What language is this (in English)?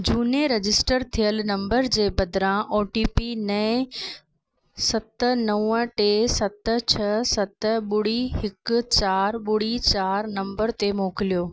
Sindhi